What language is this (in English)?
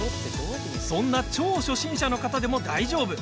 Japanese